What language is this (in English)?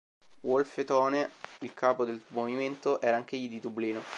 Italian